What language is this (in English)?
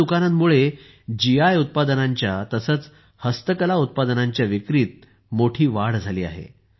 Marathi